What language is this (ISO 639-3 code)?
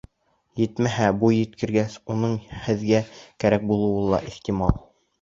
bak